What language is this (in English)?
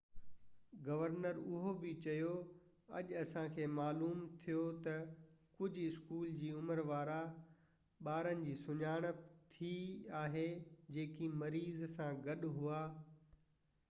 Sindhi